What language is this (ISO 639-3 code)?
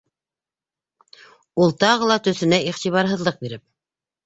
bak